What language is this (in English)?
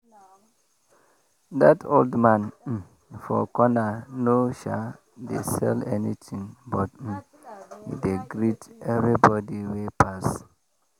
Nigerian Pidgin